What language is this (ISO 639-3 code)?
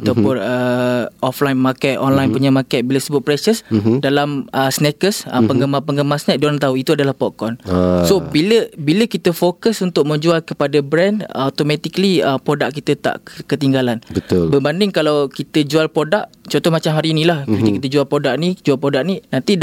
msa